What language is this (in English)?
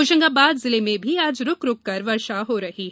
Hindi